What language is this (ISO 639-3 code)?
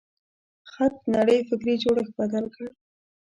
pus